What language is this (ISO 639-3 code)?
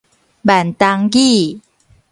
nan